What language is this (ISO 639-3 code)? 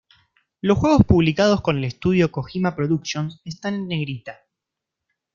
spa